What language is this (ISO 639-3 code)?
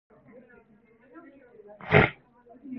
kor